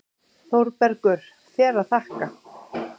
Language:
Icelandic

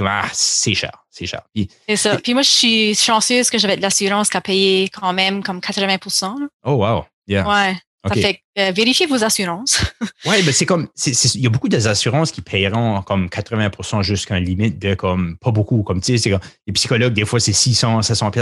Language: French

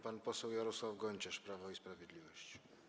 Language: Polish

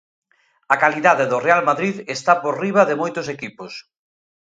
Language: Galician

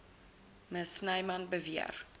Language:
Afrikaans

